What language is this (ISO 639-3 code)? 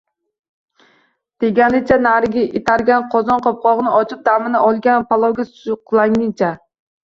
uzb